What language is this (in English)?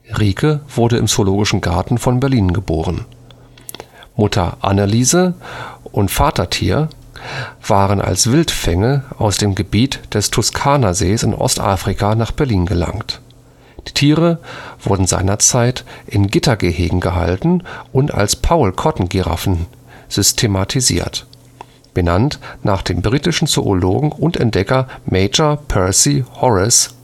German